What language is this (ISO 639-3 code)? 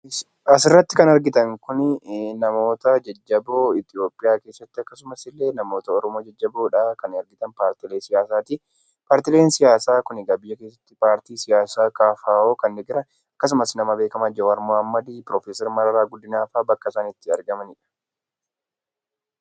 orm